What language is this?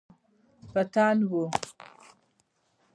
Pashto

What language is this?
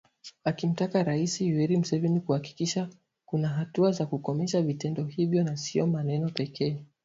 Swahili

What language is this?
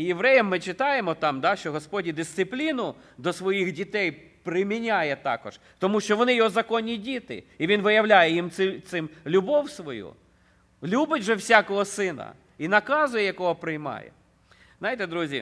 Ukrainian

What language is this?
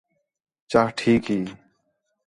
Khetrani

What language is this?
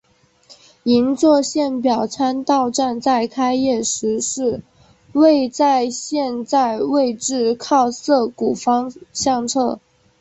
Chinese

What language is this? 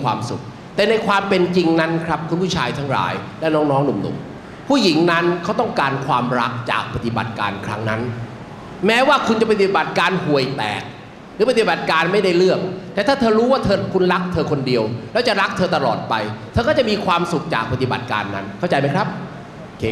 Thai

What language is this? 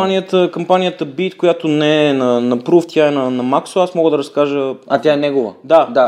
Bulgarian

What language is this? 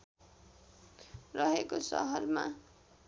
Nepali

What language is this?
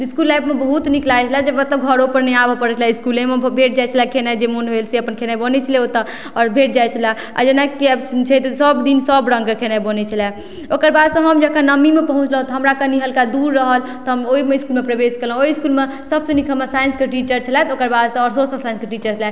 Maithili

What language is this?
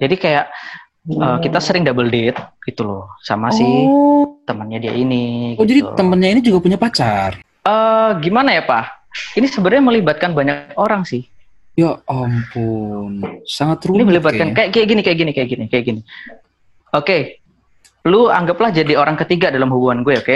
Indonesian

